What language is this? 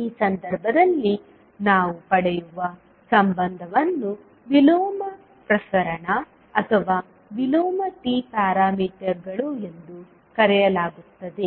Kannada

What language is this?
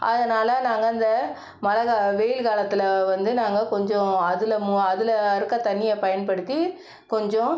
Tamil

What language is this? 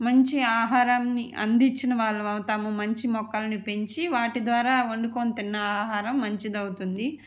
Telugu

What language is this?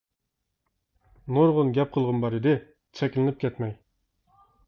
Uyghur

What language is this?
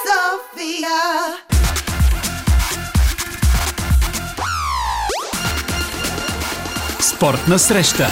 Bulgarian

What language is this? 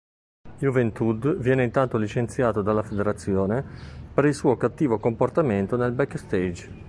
Italian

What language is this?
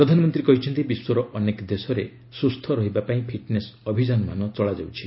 Odia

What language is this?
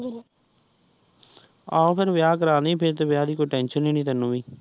Punjabi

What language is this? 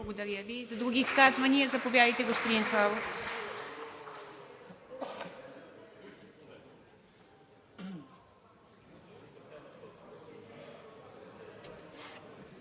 Bulgarian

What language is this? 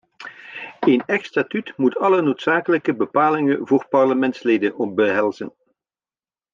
Dutch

